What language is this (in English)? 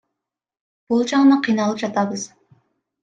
Kyrgyz